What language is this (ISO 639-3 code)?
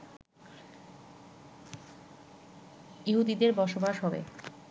ben